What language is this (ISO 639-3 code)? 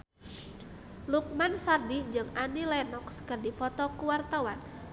sun